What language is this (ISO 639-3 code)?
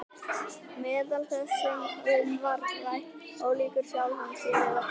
isl